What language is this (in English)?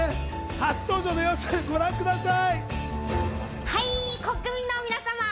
Japanese